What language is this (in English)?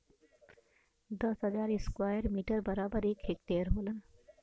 Bhojpuri